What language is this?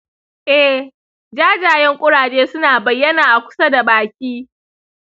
Hausa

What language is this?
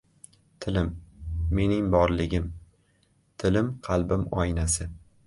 Uzbek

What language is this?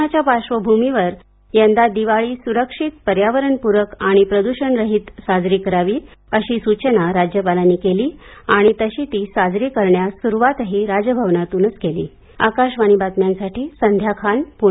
Marathi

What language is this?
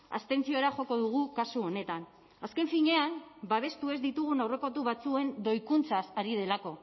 Basque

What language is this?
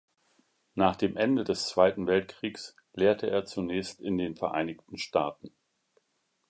German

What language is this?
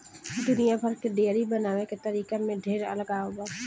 Bhojpuri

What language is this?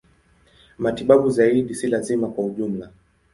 Swahili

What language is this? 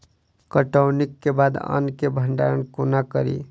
Maithili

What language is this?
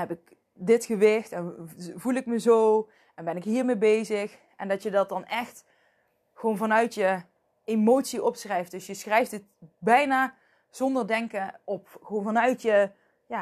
Dutch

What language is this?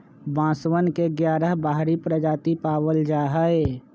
Magahi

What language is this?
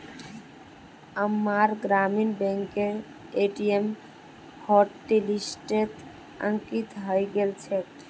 Magahi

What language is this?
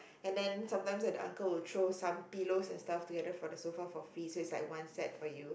English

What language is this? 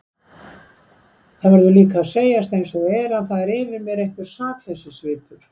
Icelandic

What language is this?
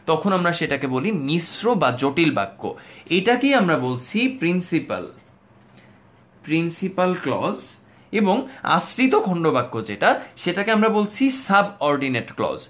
Bangla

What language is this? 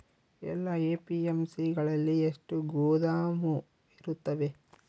Kannada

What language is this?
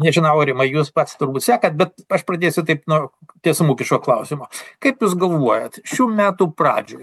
Lithuanian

